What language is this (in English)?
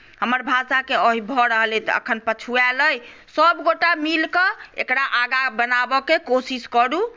Maithili